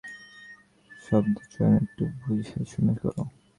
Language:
Bangla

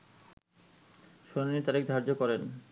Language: Bangla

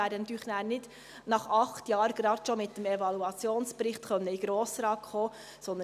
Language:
Swiss German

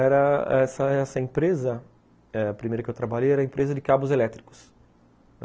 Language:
Portuguese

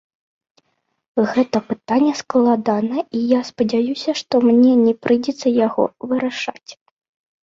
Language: Belarusian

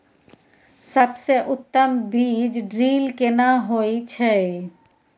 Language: Maithili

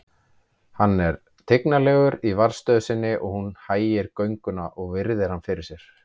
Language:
Icelandic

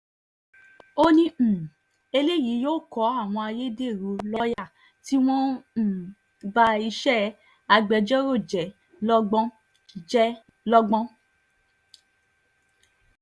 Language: Yoruba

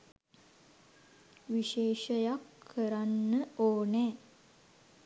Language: Sinhala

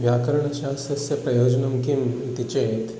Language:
Sanskrit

